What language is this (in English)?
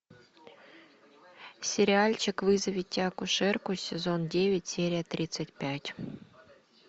Russian